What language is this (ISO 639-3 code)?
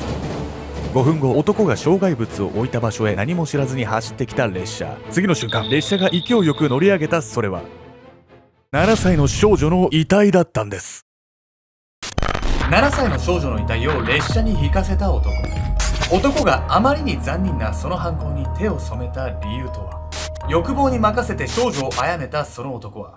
jpn